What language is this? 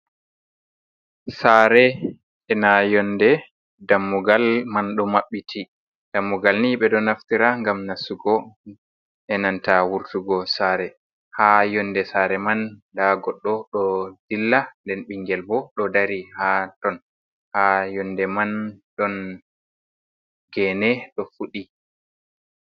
Fula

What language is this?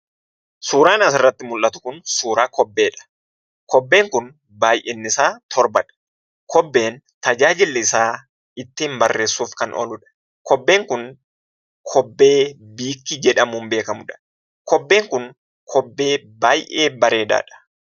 Oromo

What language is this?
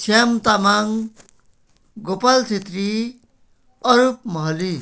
Nepali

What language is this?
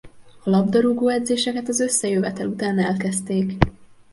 Hungarian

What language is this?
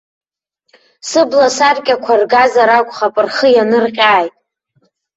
Abkhazian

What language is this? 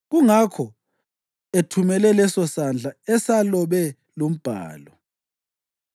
North Ndebele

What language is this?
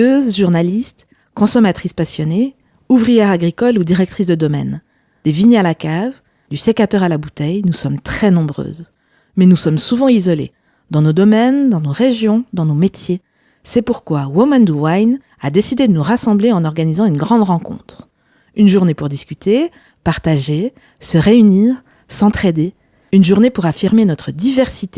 French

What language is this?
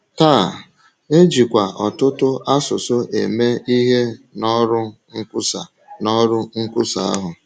Igbo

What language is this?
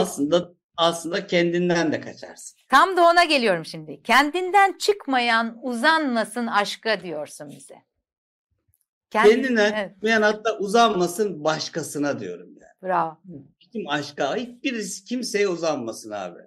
Turkish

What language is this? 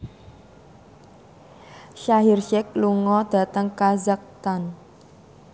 Javanese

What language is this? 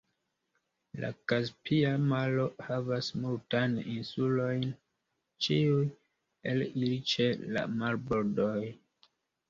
Esperanto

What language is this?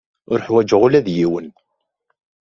Kabyle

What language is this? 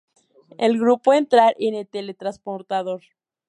Spanish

